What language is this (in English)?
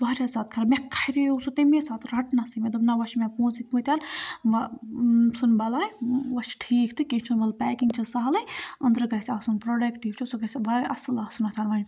Kashmiri